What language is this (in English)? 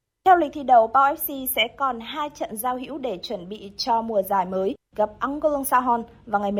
Vietnamese